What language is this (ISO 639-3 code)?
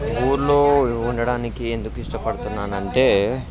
tel